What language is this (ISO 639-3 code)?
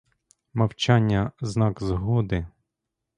ukr